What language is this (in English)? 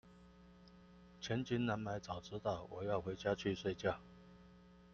Chinese